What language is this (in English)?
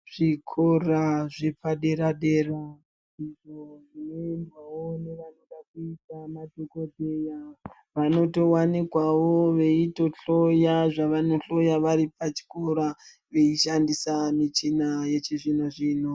Ndau